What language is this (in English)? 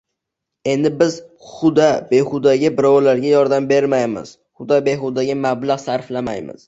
Uzbek